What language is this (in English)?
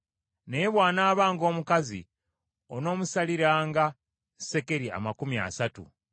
Ganda